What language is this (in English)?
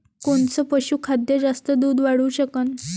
Marathi